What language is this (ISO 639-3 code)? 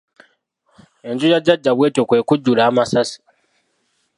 lug